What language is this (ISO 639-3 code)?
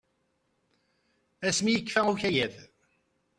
kab